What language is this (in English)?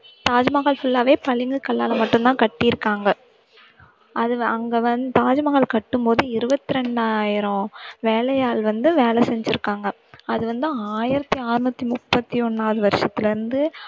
Tamil